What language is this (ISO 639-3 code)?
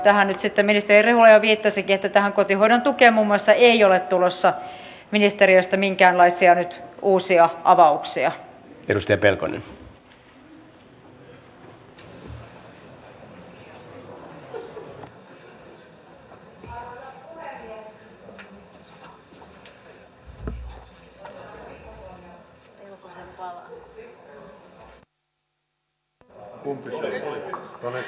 fin